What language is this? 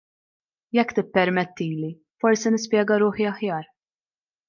Maltese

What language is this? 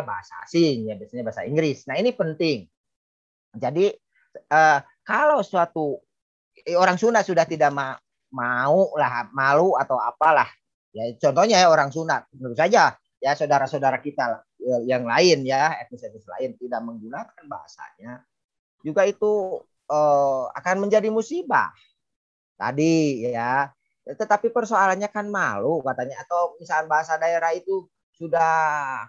Indonesian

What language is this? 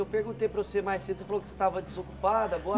Portuguese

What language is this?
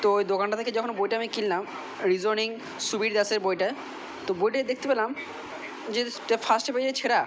Bangla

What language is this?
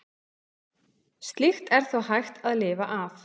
Icelandic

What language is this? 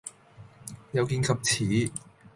Cantonese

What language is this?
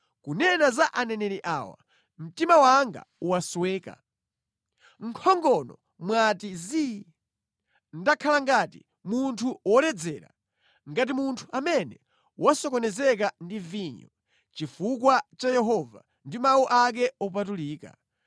Nyanja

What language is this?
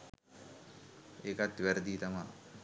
Sinhala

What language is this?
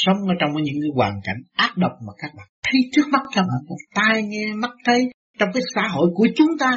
Vietnamese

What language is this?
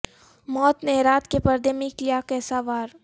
Urdu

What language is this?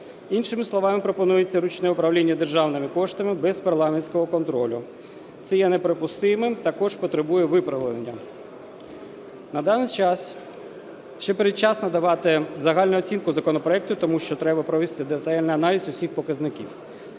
Ukrainian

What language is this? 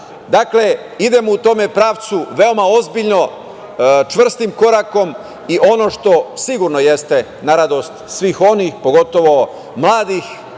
Serbian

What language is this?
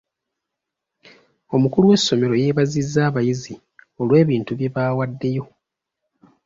Ganda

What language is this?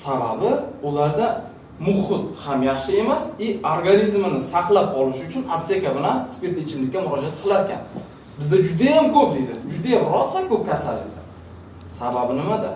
Turkish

